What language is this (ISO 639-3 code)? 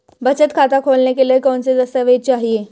hin